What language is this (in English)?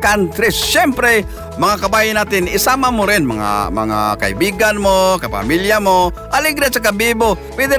Filipino